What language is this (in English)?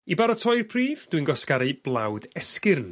Welsh